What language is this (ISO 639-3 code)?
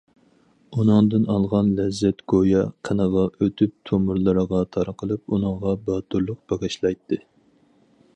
uig